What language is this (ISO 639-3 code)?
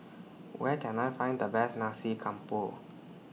eng